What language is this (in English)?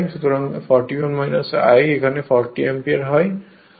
Bangla